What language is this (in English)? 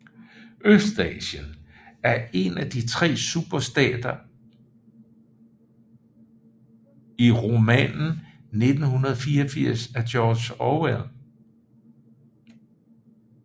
Danish